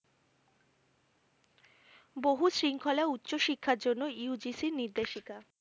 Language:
Bangla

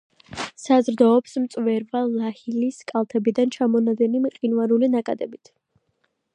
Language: Georgian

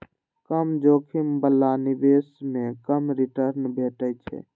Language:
Maithili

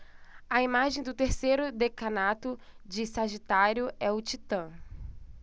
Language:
Portuguese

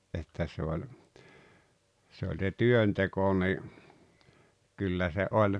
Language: Finnish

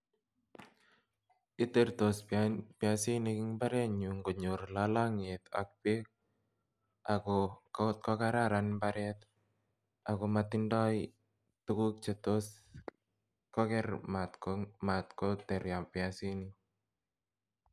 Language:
Kalenjin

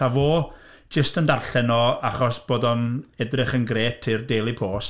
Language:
Welsh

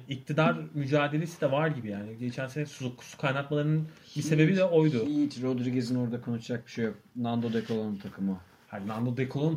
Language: Turkish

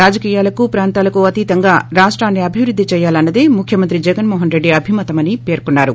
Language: Telugu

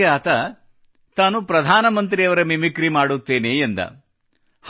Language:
Kannada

